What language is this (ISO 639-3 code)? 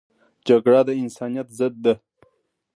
pus